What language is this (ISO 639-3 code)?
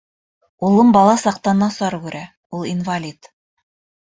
bak